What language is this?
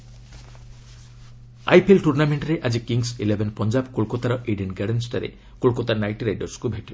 Odia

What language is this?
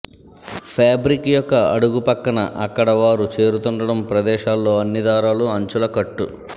Telugu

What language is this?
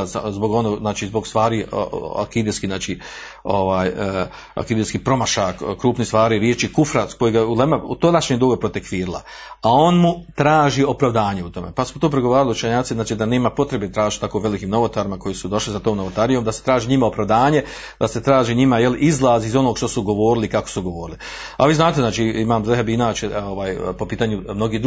Croatian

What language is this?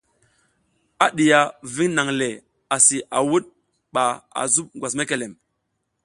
South Giziga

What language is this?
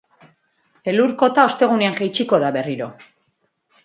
Basque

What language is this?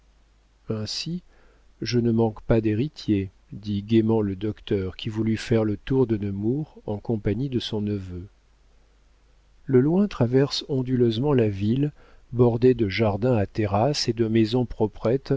French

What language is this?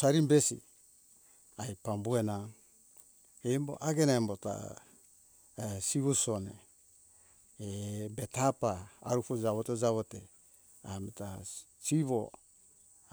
Hunjara-Kaina Ke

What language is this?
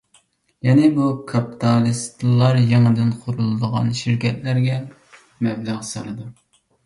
Uyghur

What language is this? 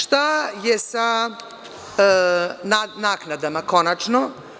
Serbian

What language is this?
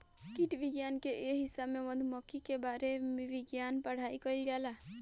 Bhojpuri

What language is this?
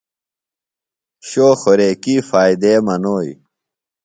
Phalura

